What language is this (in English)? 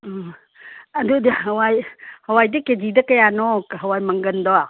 Manipuri